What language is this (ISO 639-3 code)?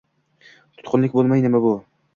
uzb